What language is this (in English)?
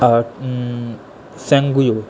Maithili